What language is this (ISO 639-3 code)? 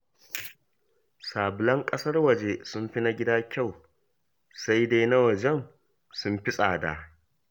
hau